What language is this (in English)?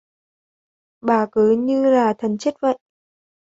Vietnamese